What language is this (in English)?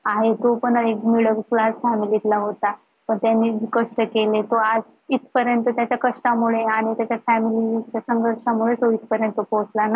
Marathi